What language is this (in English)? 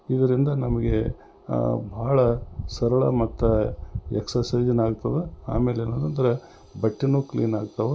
Kannada